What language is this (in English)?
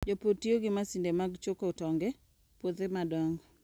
Luo (Kenya and Tanzania)